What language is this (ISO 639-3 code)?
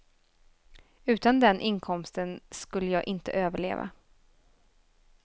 swe